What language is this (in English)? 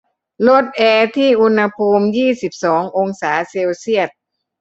Thai